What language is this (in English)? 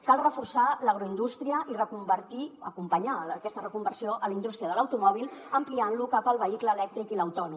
Catalan